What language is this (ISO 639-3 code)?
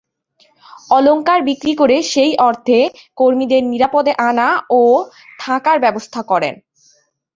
ben